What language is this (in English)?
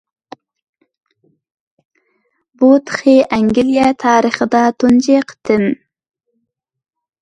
Uyghur